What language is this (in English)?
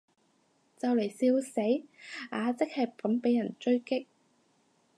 Cantonese